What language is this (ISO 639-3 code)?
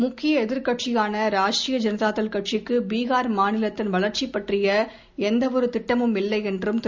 tam